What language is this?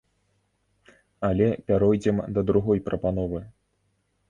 Belarusian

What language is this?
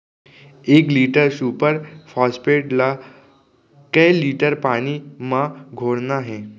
Chhattisgarhi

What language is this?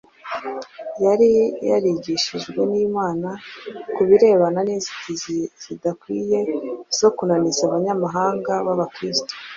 Kinyarwanda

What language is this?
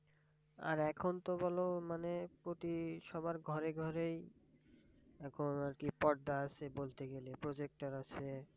Bangla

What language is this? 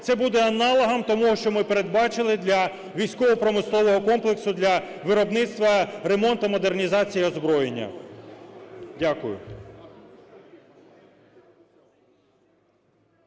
Ukrainian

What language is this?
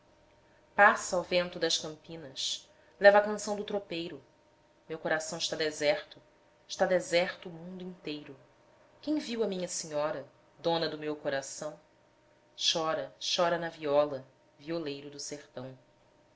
Portuguese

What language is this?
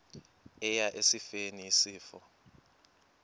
Xhosa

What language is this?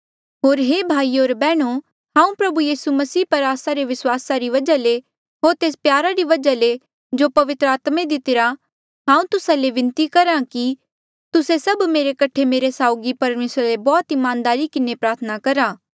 Mandeali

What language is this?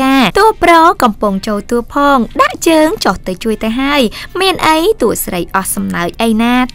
Thai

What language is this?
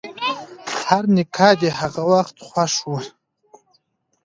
Pashto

